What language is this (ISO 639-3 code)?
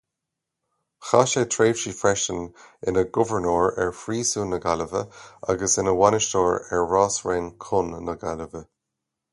gle